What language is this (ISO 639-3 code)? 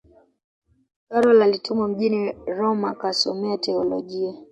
swa